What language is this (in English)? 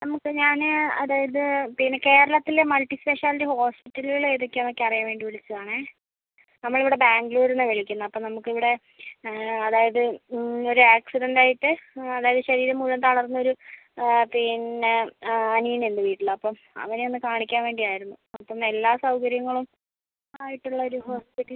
Malayalam